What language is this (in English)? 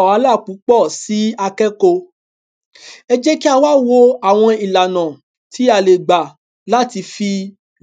Yoruba